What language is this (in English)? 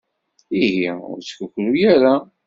Kabyle